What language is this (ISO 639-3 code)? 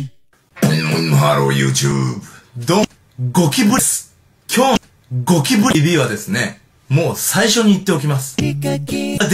jpn